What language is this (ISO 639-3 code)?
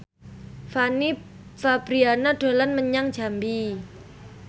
jav